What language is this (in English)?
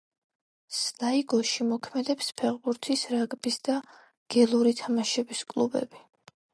Georgian